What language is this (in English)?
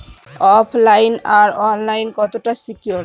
Bangla